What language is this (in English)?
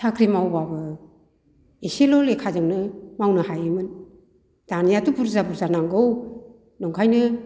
Bodo